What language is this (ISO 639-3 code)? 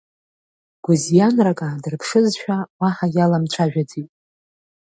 abk